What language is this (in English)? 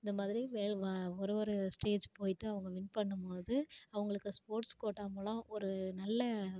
Tamil